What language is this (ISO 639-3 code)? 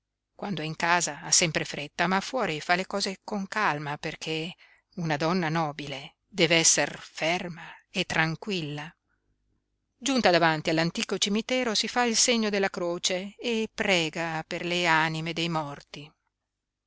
ita